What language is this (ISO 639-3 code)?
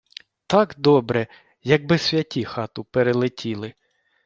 ukr